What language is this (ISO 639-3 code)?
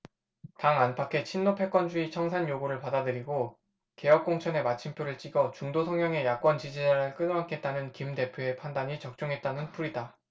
kor